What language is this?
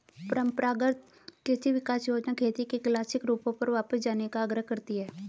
Hindi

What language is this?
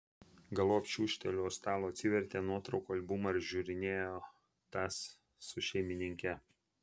Lithuanian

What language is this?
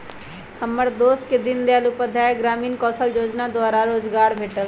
Magahi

